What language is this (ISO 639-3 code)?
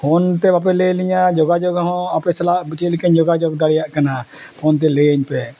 sat